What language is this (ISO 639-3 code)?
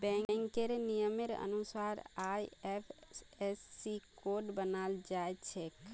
mag